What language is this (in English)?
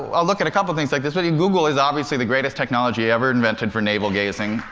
English